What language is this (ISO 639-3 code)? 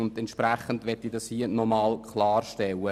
gsw